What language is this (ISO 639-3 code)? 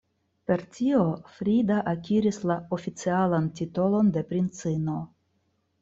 epo